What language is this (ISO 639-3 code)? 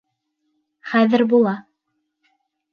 bak